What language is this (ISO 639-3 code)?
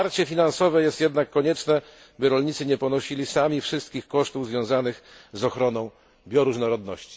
pol